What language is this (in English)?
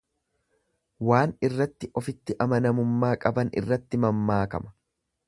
Oromo